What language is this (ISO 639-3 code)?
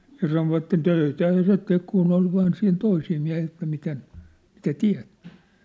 fin